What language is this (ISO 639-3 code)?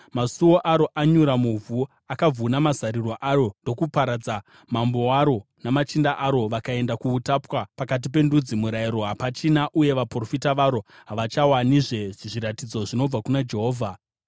sna